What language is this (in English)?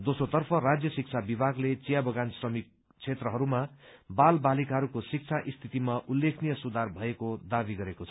Nepali